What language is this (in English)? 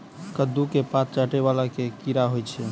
Maithili